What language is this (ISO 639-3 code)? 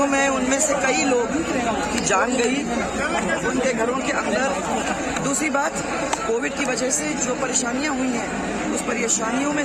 hin